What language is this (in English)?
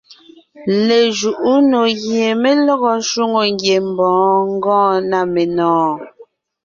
Ngiemboon